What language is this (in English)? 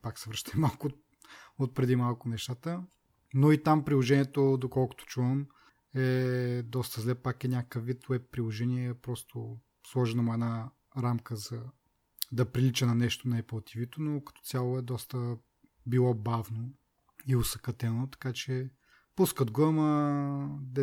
Bulgarian